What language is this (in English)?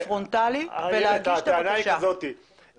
Hebrew